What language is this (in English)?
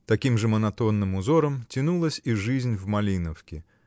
Russian